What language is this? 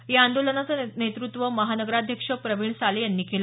Marathi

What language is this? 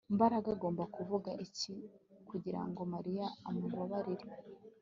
Kinyarwanda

